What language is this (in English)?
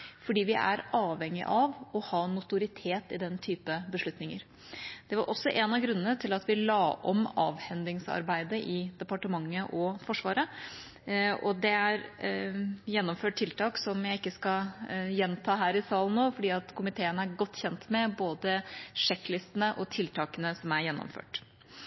Norwegian Bokmål